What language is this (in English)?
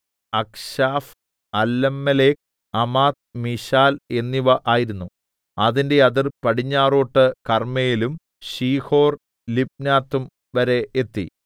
Malayalam